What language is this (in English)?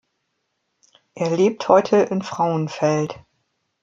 German